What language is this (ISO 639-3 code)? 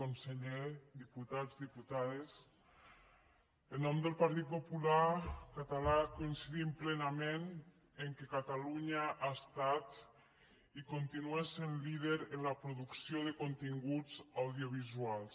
cat